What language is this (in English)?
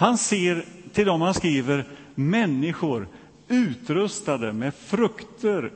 Swedish